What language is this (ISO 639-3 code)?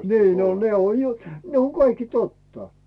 fin